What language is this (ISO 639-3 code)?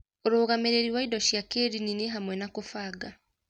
kik